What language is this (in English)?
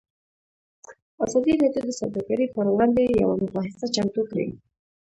Pashto